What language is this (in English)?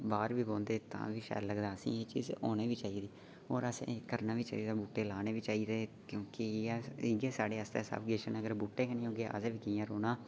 Dogri